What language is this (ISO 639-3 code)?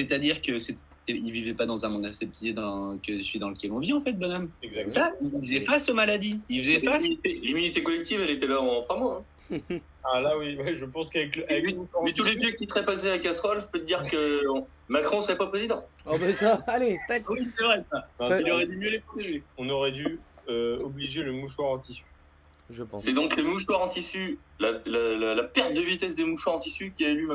fra